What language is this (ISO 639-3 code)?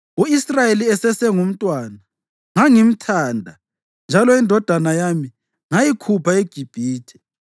nde